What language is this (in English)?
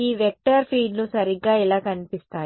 Telugu